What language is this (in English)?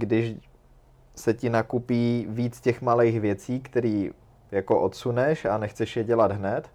Czech